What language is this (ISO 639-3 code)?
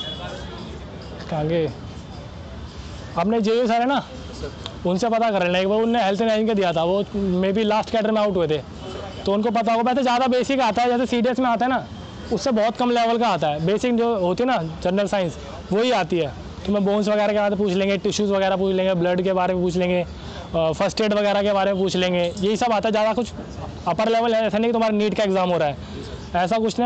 hin